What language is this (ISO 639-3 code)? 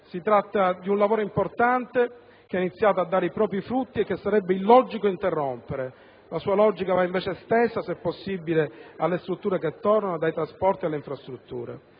ita